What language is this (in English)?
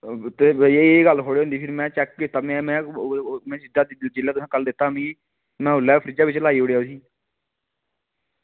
Dogri